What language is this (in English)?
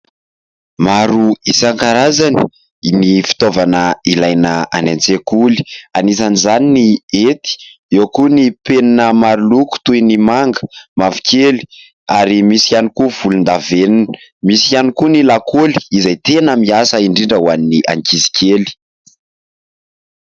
Malagasy